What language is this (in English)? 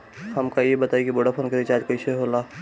Bhojpuri